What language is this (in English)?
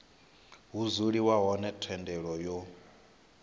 Venda